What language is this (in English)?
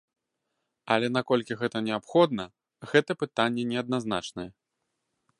Belarusian